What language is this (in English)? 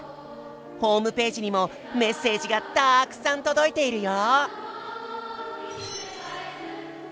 Japanese